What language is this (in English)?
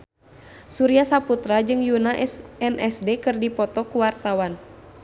Sundanese